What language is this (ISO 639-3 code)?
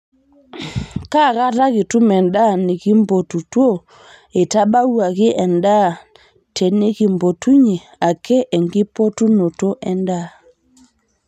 mas